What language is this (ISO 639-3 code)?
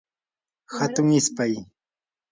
qur